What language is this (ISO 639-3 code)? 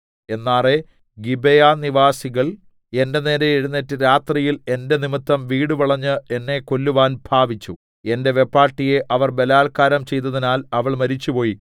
mal